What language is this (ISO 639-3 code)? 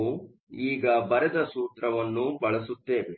kan